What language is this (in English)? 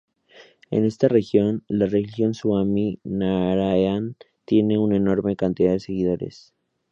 Spanish